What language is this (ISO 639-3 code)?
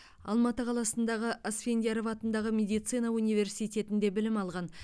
kaz